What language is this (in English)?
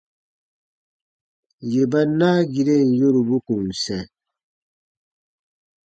Baatonum